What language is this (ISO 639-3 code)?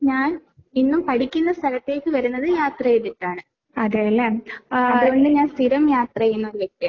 mal